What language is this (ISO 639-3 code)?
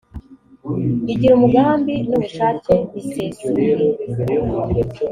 kin